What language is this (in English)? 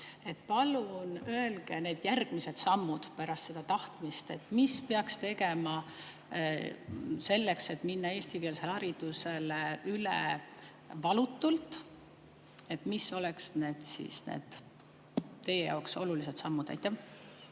Estonian